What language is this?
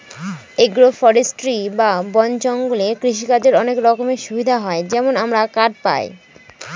Bangla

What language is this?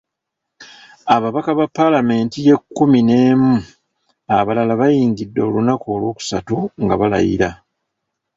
Ganda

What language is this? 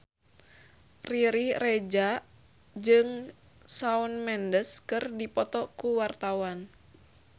Sundanese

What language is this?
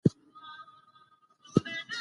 Pashto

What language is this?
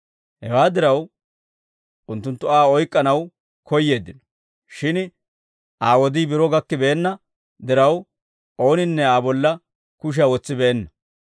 Dawro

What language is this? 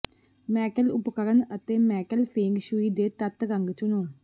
Punjabi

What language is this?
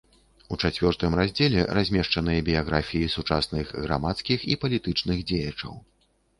Belarusian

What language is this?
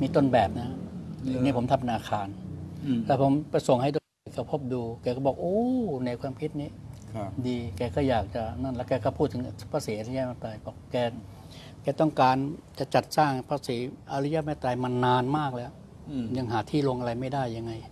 Thai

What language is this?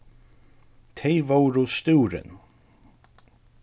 Faroese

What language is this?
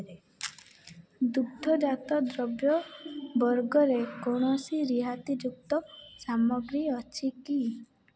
Odia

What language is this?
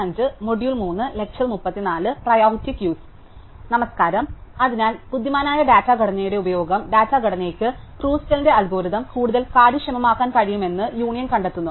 Malayalam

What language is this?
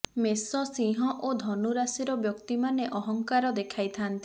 Odia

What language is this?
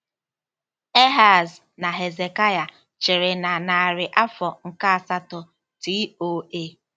Igbo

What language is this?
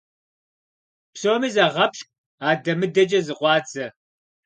Kabardian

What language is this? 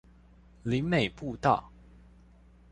Chinese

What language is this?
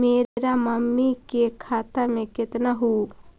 Magahi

